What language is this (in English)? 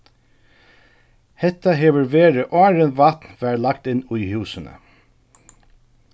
Faroese